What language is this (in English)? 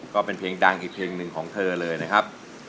Thai